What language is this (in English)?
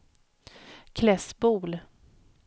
Swedish